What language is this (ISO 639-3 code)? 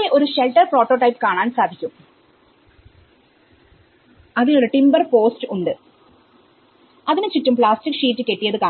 mal